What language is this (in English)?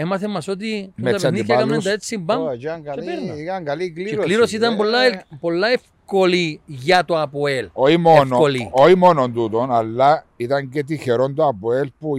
Greek